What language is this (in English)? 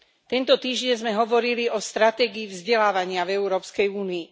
Slovak